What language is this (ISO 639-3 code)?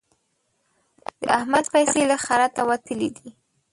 pus